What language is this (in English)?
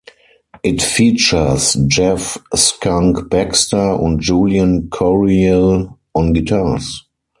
English